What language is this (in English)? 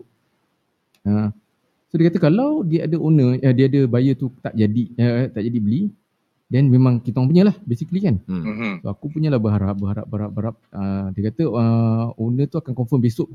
Malay